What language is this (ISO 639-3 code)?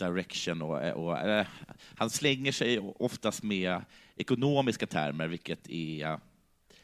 swe